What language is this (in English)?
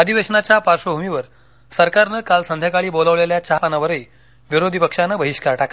Marathi